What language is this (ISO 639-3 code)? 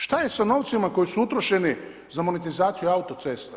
hrv